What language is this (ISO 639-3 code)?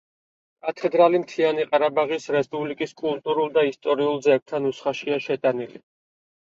kat